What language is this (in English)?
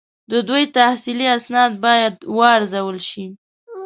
Pashto